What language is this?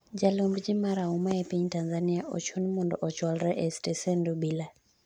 Luo (Kenya and Tanzania)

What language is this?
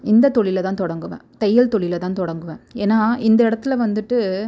Tamil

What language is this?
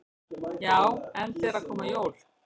Icelandic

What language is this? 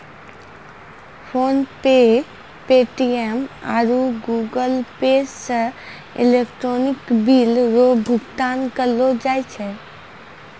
Maithili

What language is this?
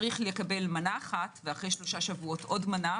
Hebrew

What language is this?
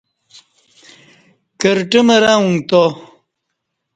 Kati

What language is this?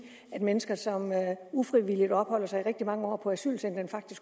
Danish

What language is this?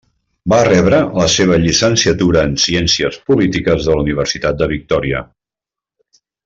Catalan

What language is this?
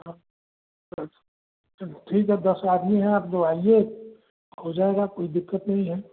Hindi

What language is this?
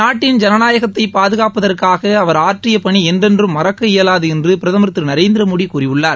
Tamil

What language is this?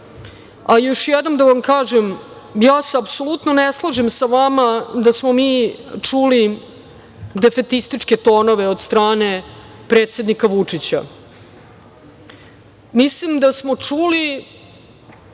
Serbian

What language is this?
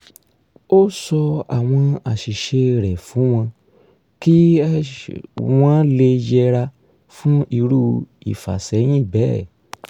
Yoruba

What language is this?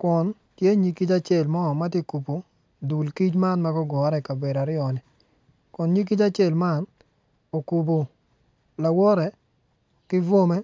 Acoli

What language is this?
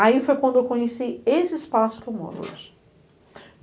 Portuguese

